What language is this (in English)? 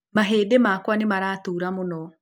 Kikuyu